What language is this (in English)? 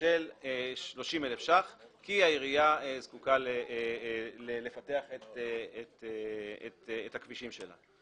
Hebrew